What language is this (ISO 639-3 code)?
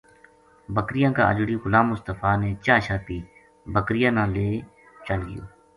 gju